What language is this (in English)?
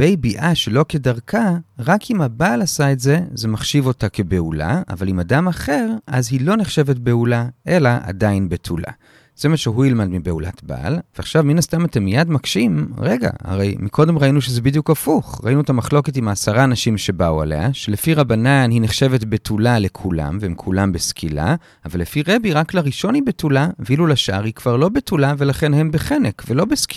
Hebrew